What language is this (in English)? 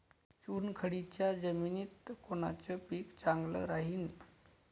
Marathi